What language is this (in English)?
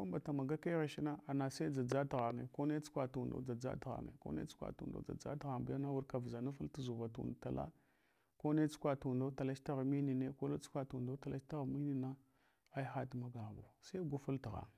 Hwana